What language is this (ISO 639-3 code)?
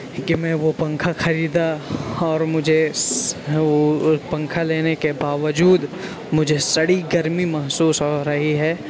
urd